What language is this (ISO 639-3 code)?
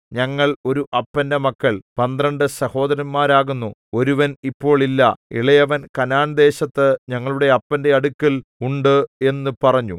mal